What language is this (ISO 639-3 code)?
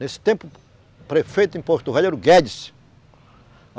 por